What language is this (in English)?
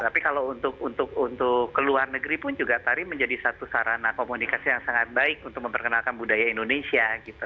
Indonesian